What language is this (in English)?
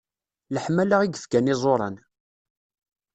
Kabyle